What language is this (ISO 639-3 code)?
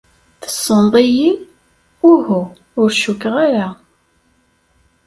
kab